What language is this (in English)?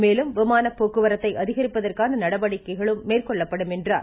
Tamil